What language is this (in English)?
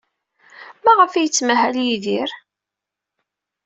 Kabyle